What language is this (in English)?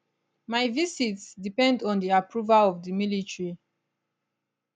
Nigerian Pidgin